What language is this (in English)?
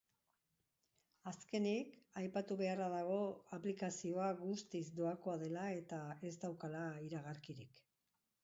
Basque